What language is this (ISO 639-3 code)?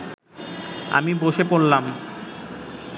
ben